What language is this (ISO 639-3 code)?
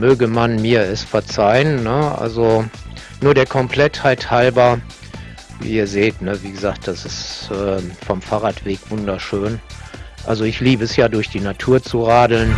deu